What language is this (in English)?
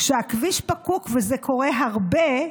Hebrew